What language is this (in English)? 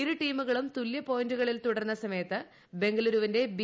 Malayalam